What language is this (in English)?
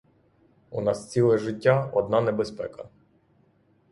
Ukrainian